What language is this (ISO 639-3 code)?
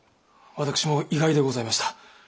jpn